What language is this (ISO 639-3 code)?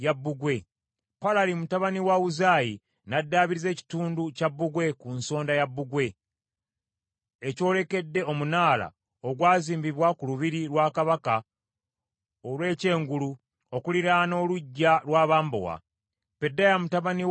lug